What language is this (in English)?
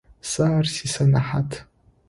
Adyghe